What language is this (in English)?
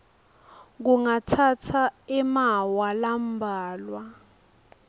Swati